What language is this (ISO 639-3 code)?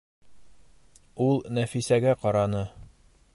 bak